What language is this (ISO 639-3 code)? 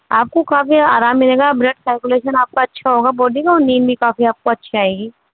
urd